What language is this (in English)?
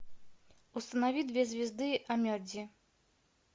Russian